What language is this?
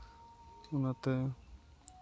Santali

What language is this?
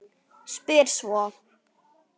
Icelandic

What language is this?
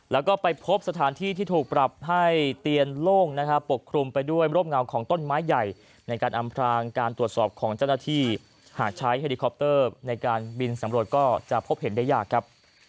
Thai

